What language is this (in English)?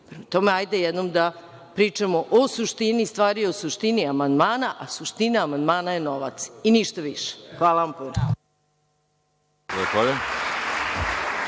Serbian